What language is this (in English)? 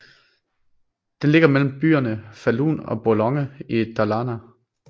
Danish